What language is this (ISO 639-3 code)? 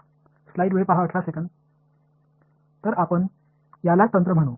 tam